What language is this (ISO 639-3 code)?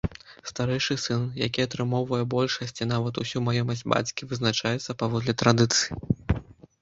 bel